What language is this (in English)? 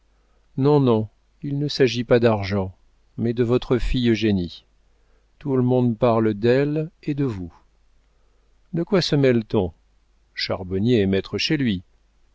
French